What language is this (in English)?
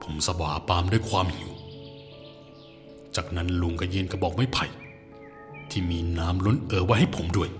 Thai